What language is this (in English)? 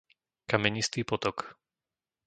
Slovak